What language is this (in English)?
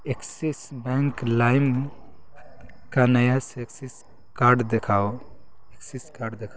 Urdu